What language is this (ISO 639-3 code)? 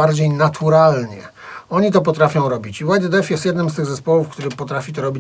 pol